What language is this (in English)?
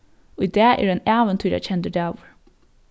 Faroese